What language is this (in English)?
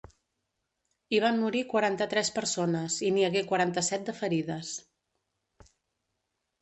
Catalan